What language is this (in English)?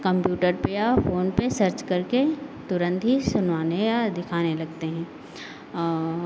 Hindi